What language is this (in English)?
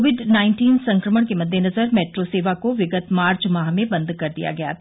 Hindi